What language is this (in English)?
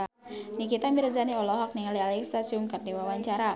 Sundanese